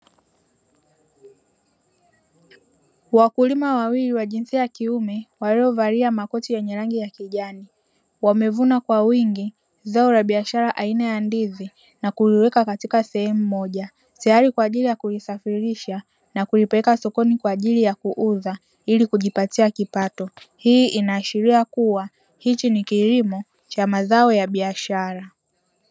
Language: Swahili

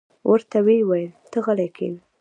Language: Pashto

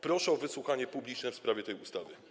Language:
Polish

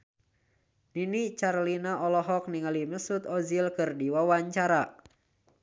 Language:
Sundanese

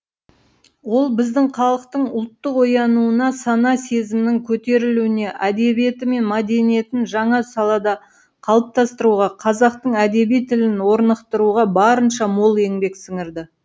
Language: Kazakh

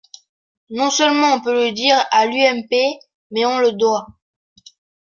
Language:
French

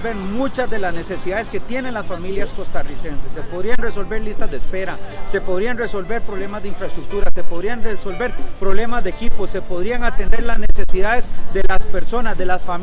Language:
Spanish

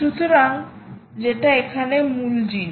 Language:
Bangla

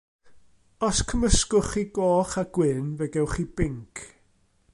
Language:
Welsh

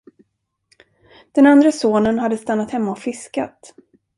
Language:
Swedish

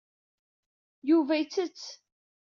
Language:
Kabyle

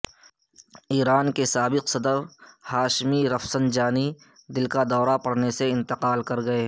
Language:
Urdu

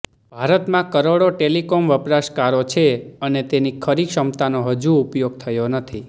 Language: Gujarati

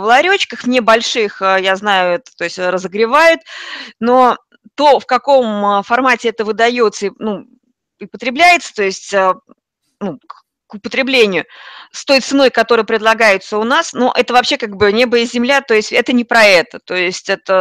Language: Russian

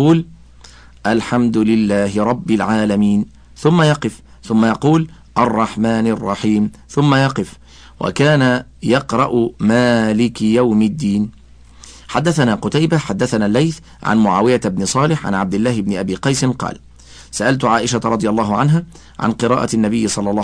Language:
Arabic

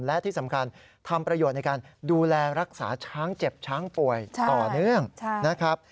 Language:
Thai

